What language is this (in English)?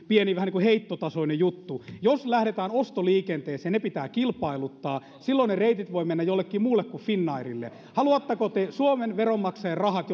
Finnish